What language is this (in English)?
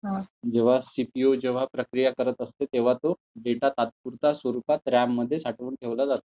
Marathi